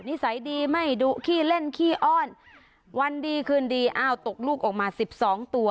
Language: Thai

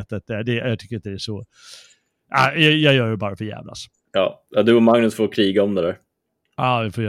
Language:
Swedish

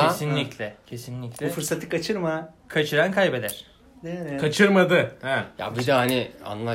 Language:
Turkish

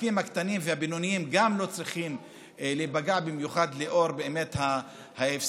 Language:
Hebrew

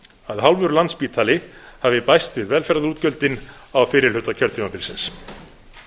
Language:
Icelandic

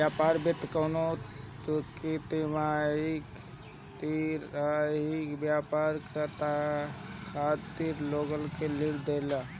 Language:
Bhojpuri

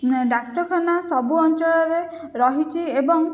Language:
Odia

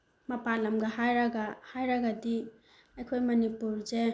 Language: Manipuri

